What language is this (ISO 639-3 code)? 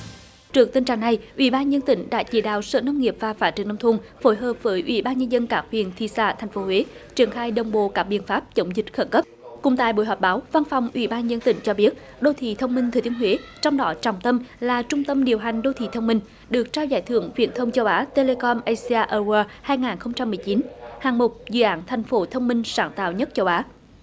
vie